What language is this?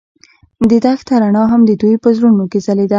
Pashto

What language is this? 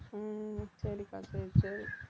Tamil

